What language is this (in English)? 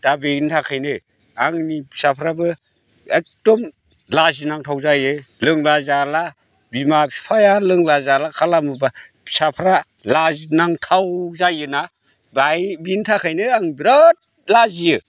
Bodo